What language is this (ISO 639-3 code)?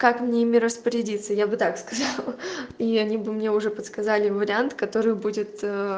rus